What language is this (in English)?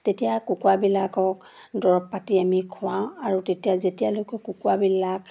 Assamese